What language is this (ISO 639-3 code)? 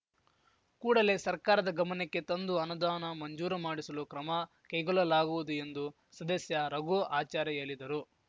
kan